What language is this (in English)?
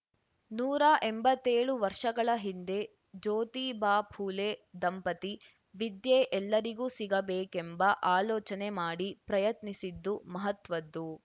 Kannada